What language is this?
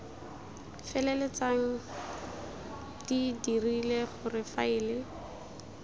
Tswana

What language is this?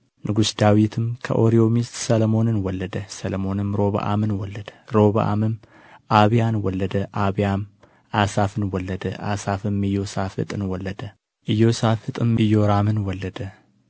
Amharic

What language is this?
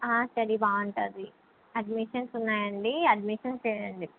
Telugu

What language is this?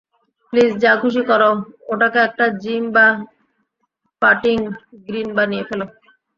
Bangla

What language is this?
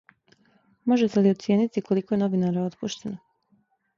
Serbian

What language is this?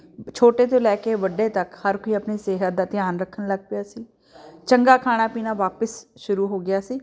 Punjabi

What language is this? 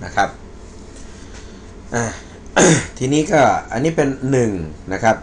Thai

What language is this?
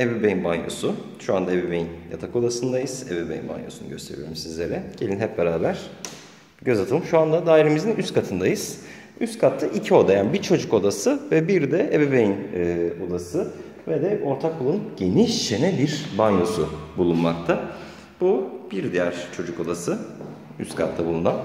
Turkish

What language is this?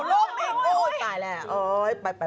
Thai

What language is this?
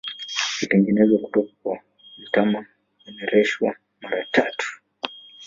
Swahili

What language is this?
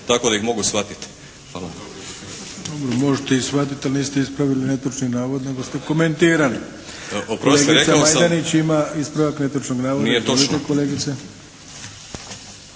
Croatian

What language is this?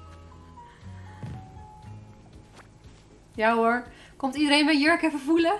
Dutch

